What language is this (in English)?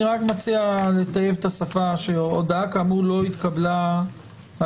Hebrew